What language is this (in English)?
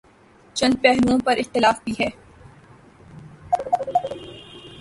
Urdu